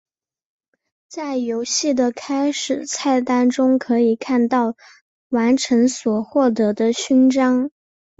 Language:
Chinese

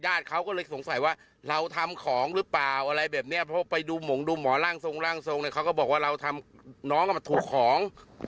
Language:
Thai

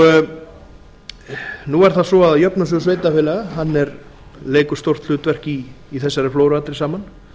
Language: Icelandic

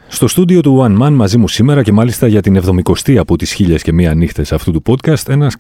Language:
Greek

